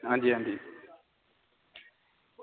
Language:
Dogri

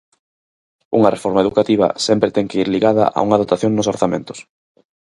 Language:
Galician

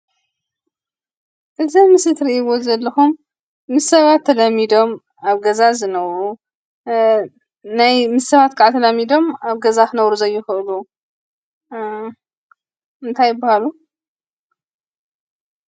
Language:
Tigrinya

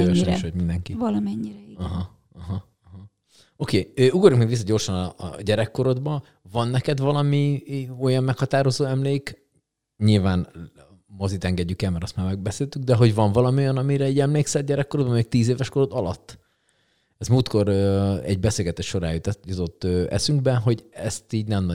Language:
Hungarian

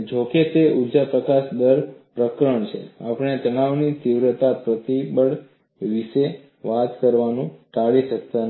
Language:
Gujarati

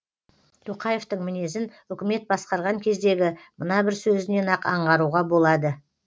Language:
Kazakh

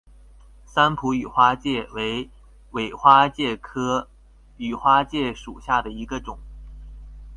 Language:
Chinese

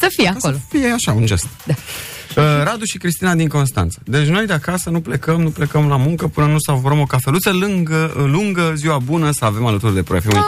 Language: Romanian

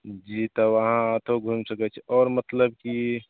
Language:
Maithili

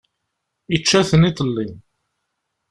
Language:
Kabyle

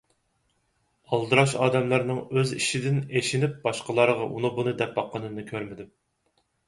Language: Uyghur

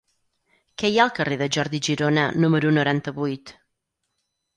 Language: Catalan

